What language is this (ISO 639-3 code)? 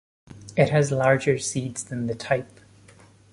eng